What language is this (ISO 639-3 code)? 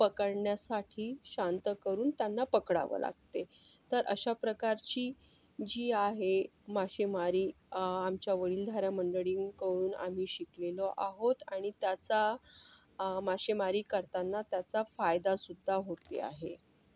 mar